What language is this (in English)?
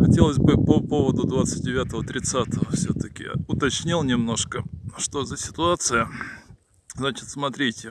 Russian